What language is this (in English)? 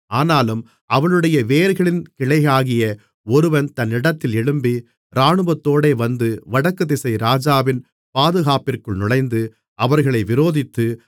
Tamil